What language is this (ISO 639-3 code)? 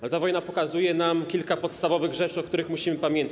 pol